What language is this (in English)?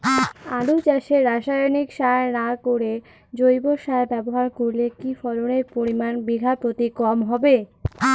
Bangla